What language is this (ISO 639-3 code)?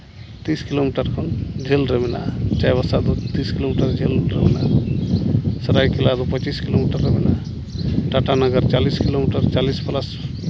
sat